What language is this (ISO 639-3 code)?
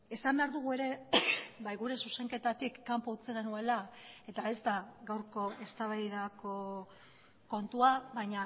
eus